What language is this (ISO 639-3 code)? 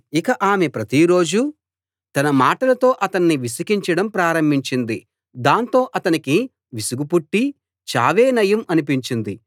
tel